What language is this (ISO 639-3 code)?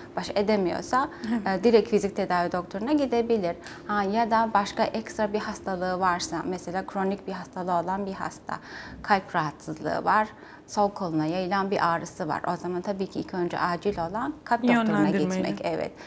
tur